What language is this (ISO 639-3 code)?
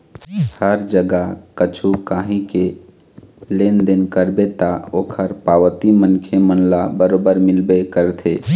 hne